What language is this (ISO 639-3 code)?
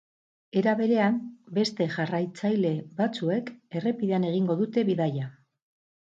eus